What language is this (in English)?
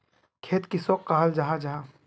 Magahi